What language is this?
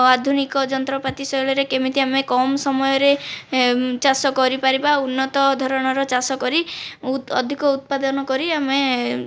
Odia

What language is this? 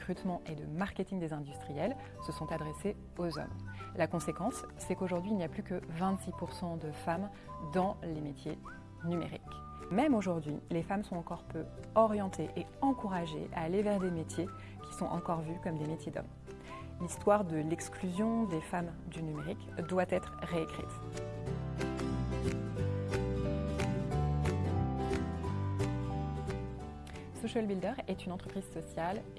French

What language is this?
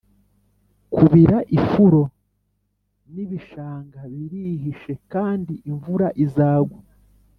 Kinyarwanda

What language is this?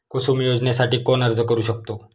Marathi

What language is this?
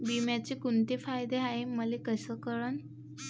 Marathi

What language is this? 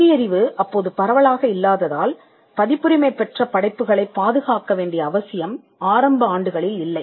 Tamil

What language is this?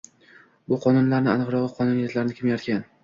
Uzbek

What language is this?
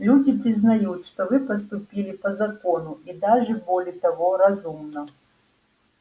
Russian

